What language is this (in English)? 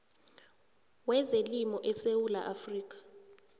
South Ndebele